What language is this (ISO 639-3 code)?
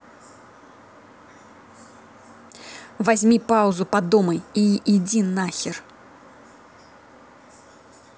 rus